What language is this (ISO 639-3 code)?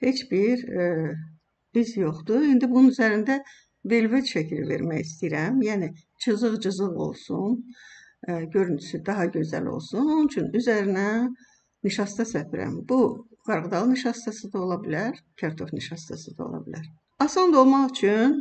tur